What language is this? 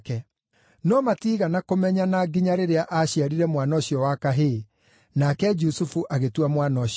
Kikuyu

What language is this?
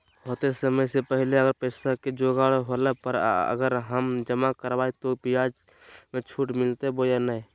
Magahi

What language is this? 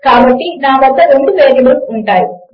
Telugu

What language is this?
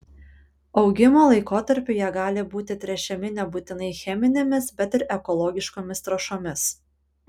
Lithuanian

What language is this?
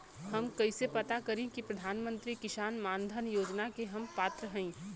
Bhojpuri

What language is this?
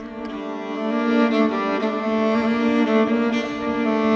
Indonesian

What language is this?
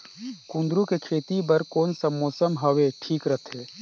Chhattisgarhi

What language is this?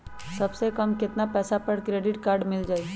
Magahi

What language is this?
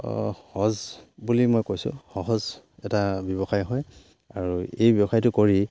Assamese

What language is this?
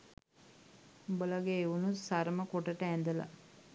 Sinhala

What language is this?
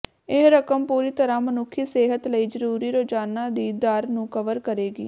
Punjabi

